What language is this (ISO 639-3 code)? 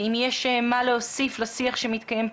heb